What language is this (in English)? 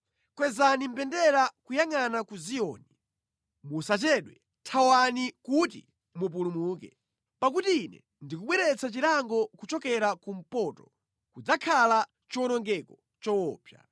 Nyanja